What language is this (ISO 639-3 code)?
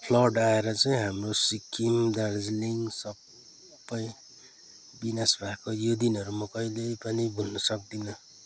nep